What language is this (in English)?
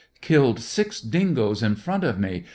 English